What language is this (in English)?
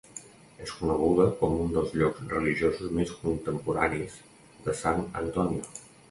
Catalan